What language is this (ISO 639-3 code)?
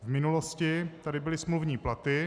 ces